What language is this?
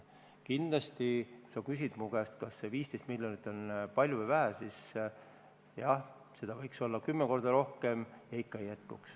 Estonian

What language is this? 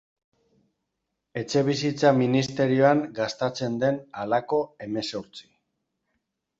Basque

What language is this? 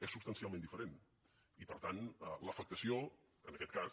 Catalan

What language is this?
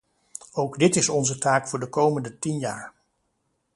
Dutch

